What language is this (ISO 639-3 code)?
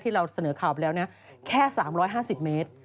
tha